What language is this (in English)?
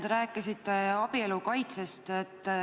Estonian